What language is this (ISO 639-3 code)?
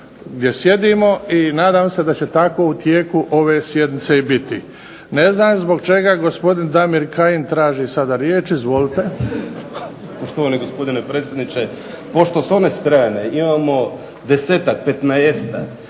hrv